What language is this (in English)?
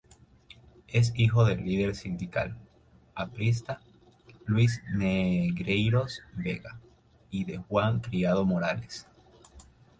Spanish